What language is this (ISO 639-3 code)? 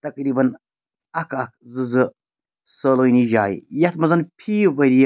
kas